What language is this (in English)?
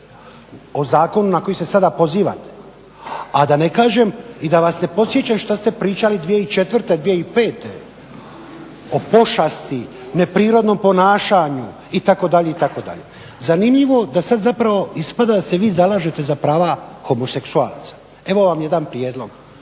Croatian